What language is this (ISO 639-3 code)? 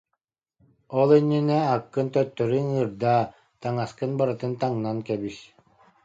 sah